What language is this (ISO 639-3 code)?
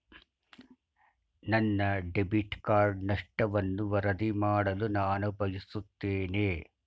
kan